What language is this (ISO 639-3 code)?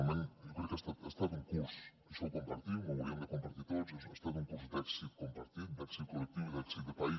cat